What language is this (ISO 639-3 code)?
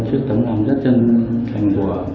vie